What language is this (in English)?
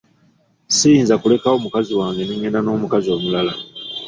Ganda